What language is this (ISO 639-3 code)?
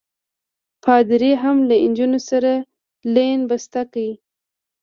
pus